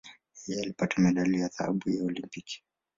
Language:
Swahili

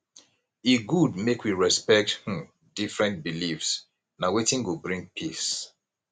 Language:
Nigerian Pidgin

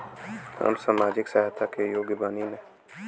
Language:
Bhojpuri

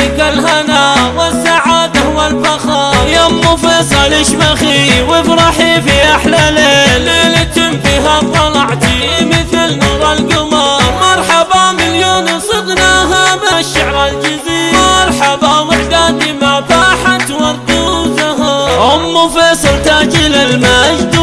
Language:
Arabic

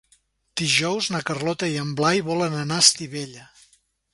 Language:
Catalan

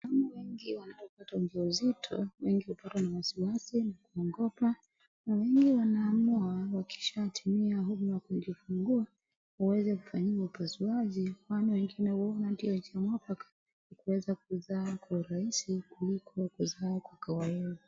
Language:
Swahili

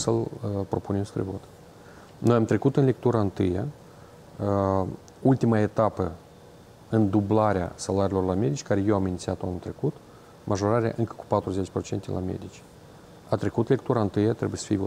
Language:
Romanian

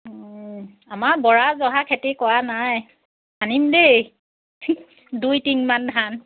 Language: Assamese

